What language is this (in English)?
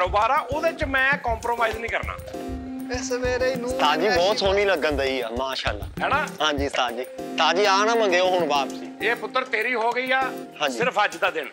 Hindi